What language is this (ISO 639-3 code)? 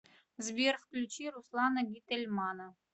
rus